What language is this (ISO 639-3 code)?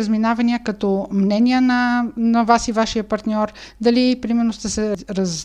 bul